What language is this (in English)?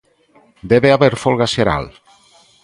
Galician